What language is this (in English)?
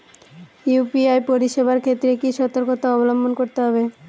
Bangla